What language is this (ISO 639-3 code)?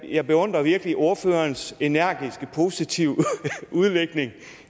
dan